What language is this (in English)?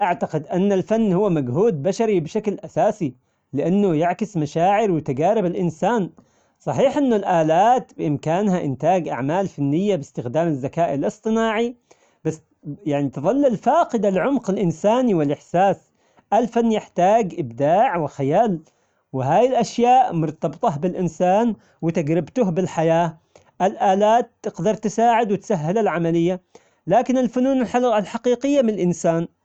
Omani Arabic